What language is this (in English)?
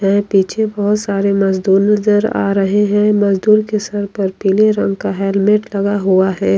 Hindi